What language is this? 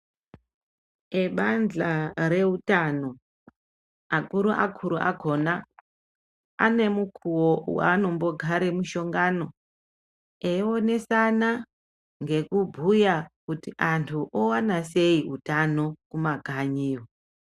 Ndau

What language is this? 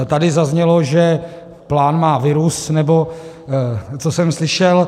Czech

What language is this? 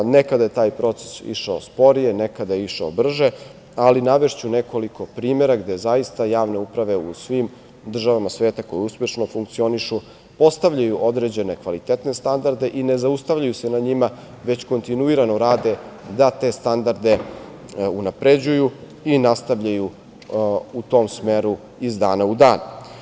Serbian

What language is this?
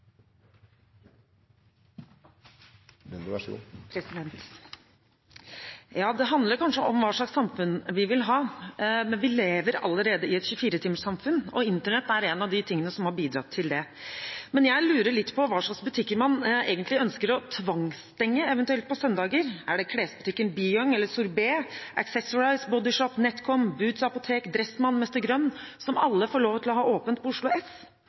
Norwegian Bokmål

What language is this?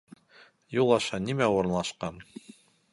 Bashkir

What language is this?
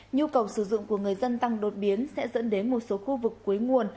Vietnamese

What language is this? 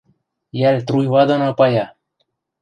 Western Mari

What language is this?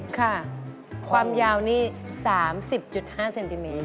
Thai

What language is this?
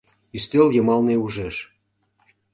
Mari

